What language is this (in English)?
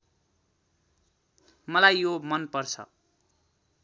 Nepali